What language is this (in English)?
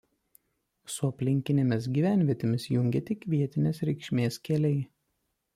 Lithuanian